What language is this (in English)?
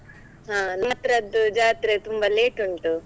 Kannada